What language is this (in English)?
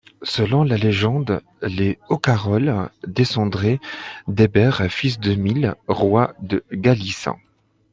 French